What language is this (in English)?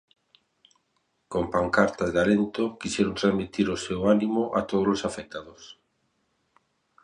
Galician